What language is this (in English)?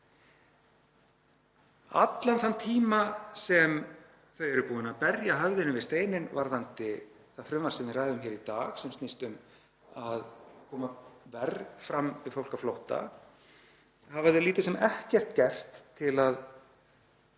Icelandic